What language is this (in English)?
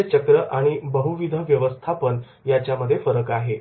Marathi